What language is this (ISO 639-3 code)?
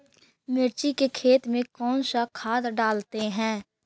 mag